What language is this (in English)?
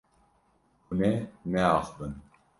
Kurdish